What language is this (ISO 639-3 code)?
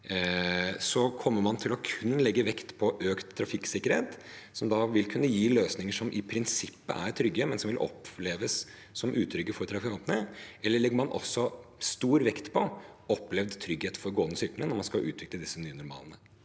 nor